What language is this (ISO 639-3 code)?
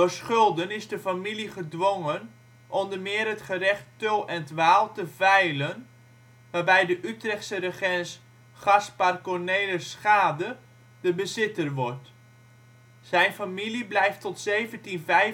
nld